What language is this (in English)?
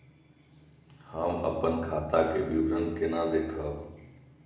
Maithili